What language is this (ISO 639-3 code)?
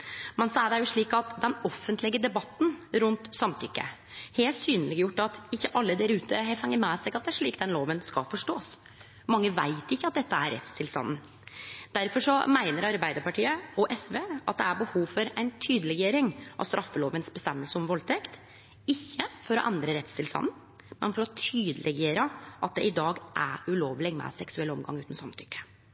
nno